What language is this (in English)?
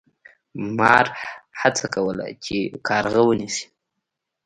Pashto